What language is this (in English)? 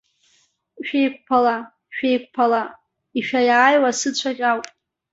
Abkhazian